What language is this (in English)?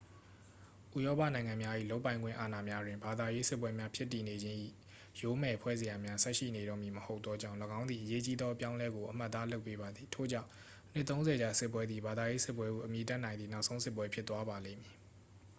Burmese